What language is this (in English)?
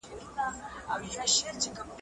Pashto